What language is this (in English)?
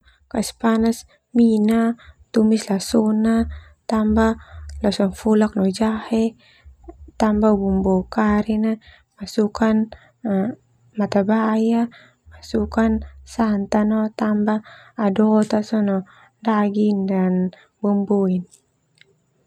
Termanu